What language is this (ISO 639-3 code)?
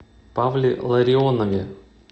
rus